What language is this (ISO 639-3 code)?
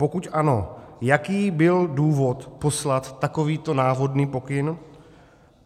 ces